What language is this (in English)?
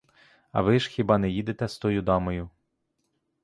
Ukrainian